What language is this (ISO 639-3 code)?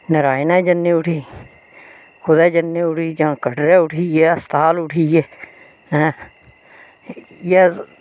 doi